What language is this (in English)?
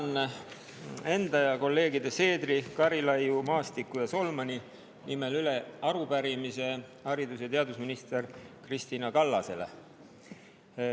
Estonian